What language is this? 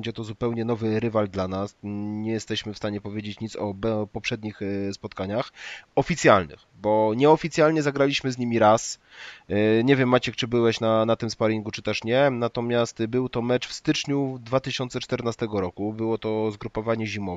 Polish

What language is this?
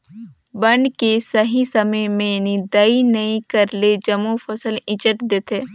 Chhattisgarhi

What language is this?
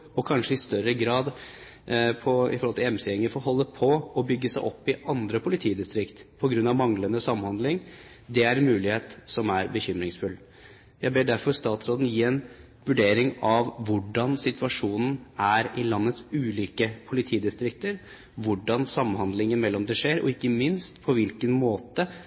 Norwegian Bokmål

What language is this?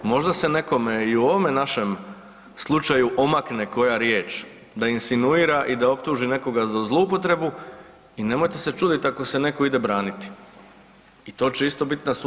Croatian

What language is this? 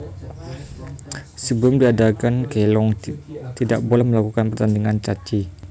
Javanese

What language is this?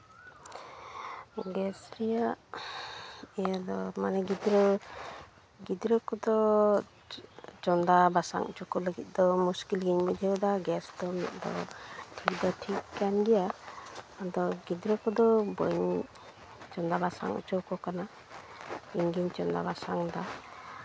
Santali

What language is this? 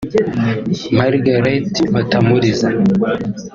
Kinyarwanda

